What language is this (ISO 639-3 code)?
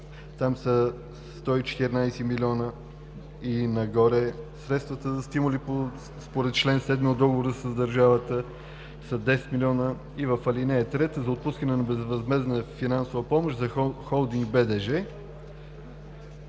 bul